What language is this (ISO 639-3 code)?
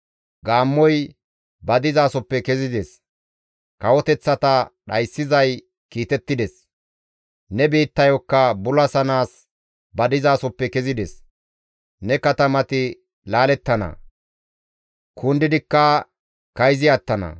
gmv